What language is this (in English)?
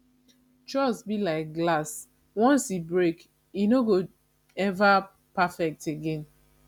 Nigerian Pidgin